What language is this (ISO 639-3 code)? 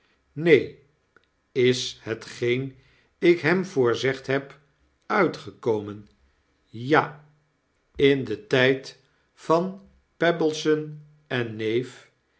nld